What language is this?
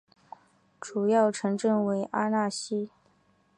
Chinese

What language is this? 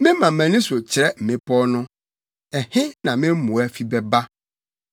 Akan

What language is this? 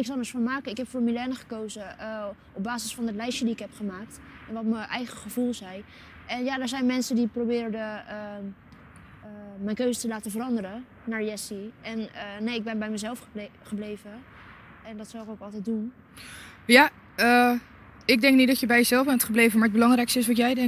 Dutch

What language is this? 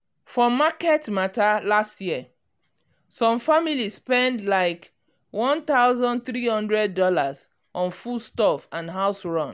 Nigerian Pidgin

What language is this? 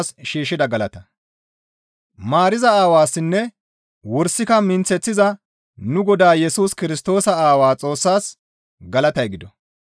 Gamo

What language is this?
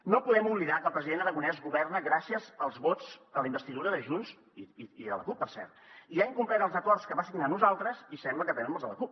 Catalan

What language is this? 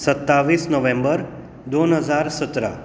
Konkani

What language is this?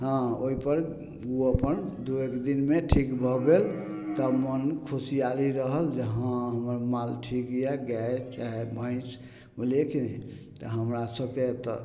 Maithili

